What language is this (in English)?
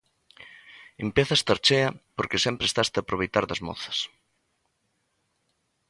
Galician